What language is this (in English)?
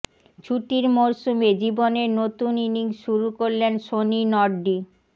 Bangla